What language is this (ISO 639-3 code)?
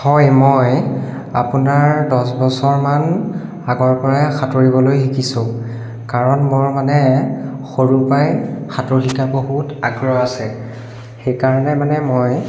asm